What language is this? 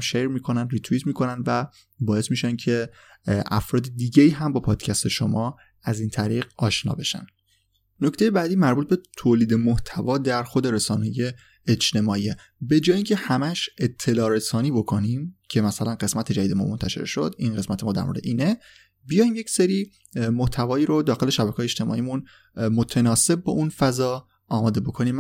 Persian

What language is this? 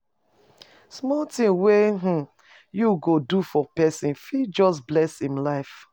Nigerian Pidgin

